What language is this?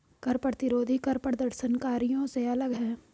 Hindi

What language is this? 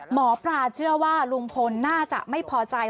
Thai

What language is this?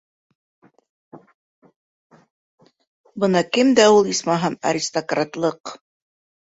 Bashkir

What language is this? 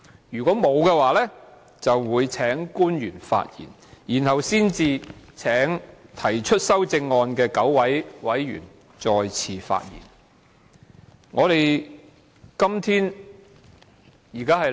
Cantonese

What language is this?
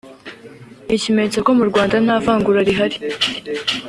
Kinyarwanda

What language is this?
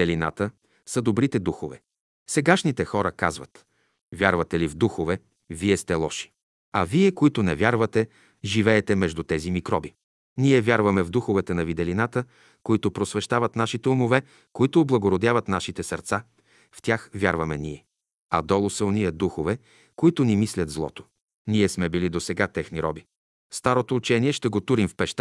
Bulgarian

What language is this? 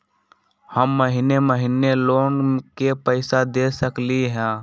Magahi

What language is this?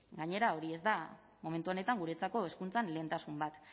Basque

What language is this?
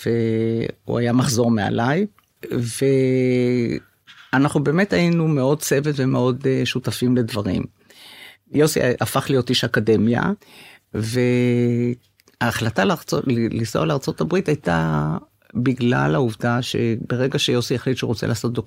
Hebrew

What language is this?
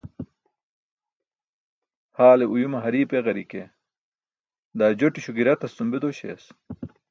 Burushaski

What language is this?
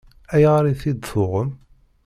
Kabyle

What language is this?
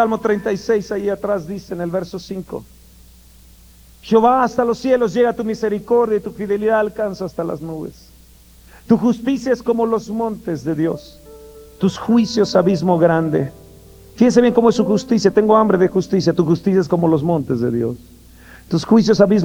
Spanish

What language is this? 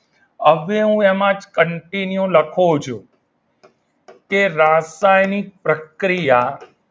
Gujarati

